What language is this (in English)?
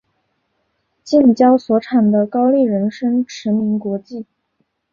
Chinese